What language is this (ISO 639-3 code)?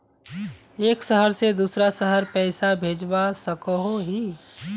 mag